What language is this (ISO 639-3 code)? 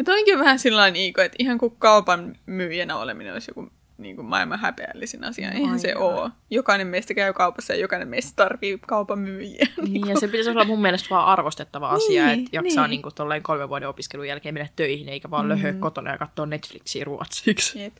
fin